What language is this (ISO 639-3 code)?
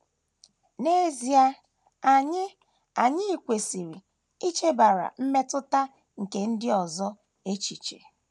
ibo